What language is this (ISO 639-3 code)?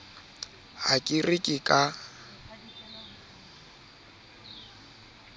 sot